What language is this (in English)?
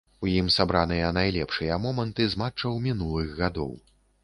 Belarusian